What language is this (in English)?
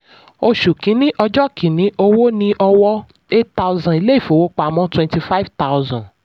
Yoruba